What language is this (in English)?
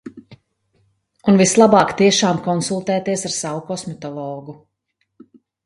Latvian